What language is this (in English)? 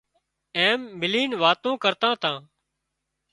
Wadiyara Koli